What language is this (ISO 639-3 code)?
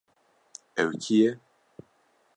kur